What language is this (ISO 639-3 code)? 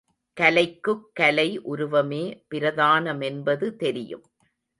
tam